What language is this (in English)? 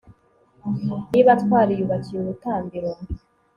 Kinyarwanda